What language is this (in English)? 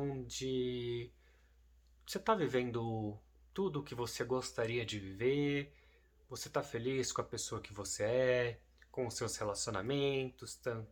Portuguese